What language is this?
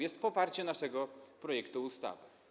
Polish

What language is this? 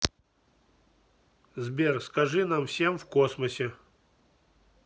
Russian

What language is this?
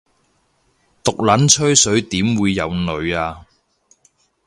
Cantonese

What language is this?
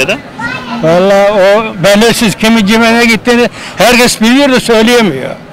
Turkish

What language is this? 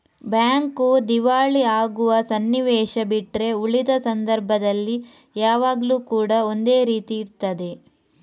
Kannada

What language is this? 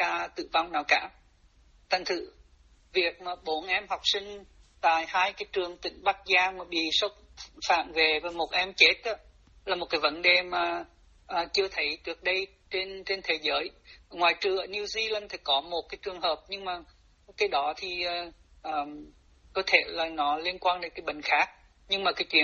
Vietnamese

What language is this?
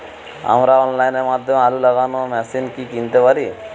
Bangla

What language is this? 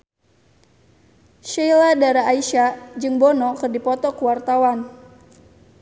Sundanese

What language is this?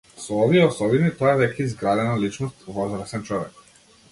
Macedonian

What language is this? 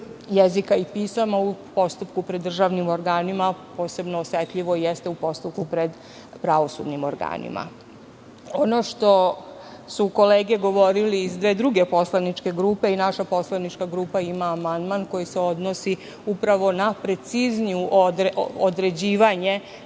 Serbian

